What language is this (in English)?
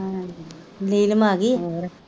Punjabi